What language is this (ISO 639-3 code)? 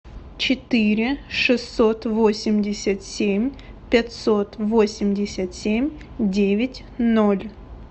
rus